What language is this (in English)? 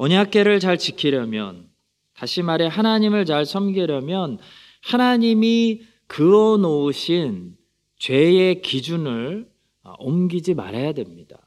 Korean